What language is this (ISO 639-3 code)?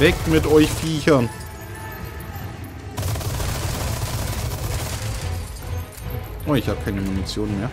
deu